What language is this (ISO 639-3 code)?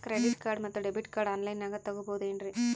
kan